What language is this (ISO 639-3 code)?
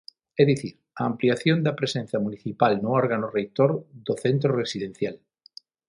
glg